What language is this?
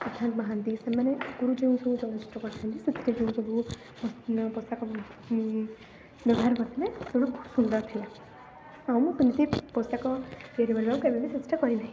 Odia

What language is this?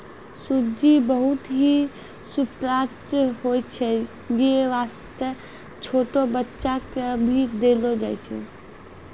Maithili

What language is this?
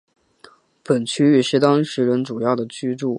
Chinese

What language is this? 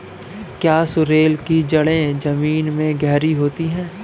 Hindi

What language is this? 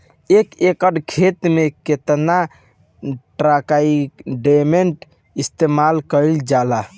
Bhojpuri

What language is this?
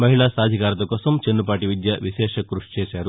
Telugu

